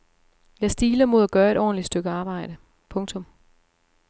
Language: Danish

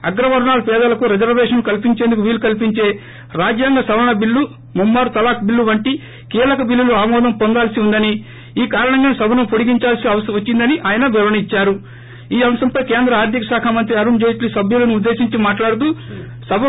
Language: Telugu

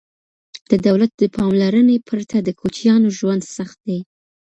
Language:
Pashto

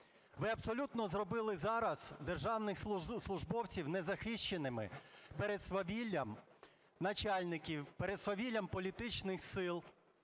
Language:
Ukrainian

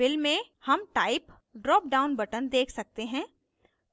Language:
Hindi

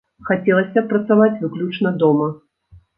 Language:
Belarusian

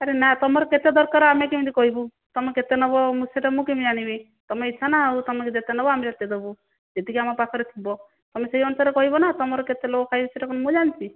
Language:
Odia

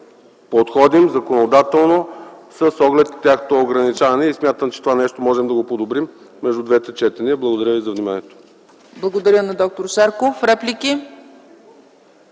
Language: Bulgarian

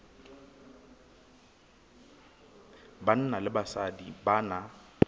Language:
Southern Sotho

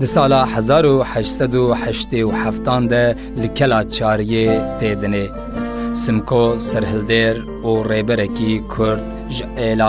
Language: Turkish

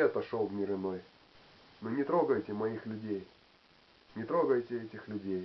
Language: Russian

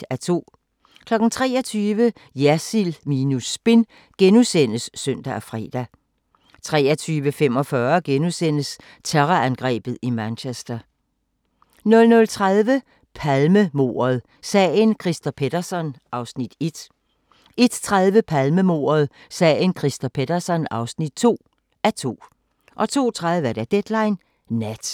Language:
Danish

